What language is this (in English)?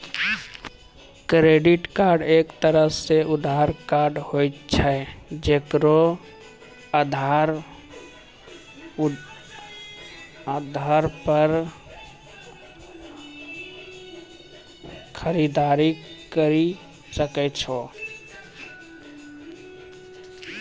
Maithili